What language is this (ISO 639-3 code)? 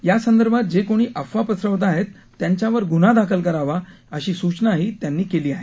mar